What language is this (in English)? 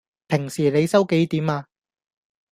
Cantonese